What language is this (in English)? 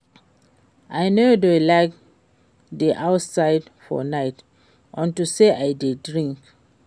Nigerian Pidgin